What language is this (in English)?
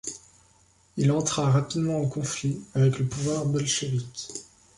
French